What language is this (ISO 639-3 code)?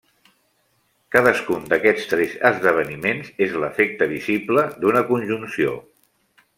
cat